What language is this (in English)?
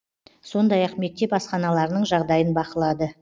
Kazakh